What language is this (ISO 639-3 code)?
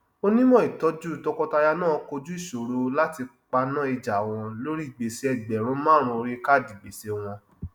yor